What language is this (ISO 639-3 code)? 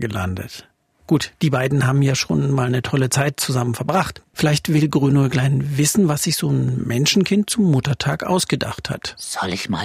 deu